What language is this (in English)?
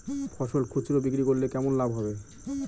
Bangla